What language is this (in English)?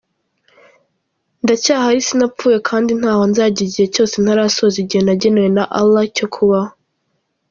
Kinyarwanda